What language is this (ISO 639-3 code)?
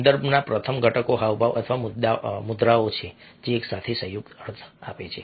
guj